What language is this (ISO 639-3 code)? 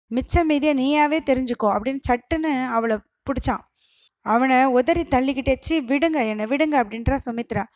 tam